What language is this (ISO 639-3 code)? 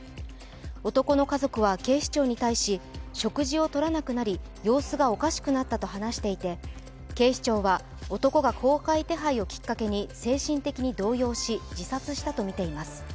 jpn